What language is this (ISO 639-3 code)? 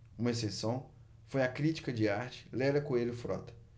por